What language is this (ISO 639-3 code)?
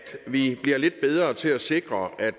dan